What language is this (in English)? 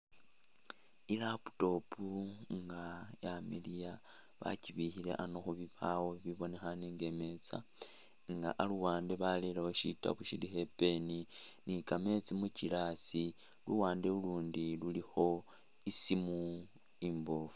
Masaaba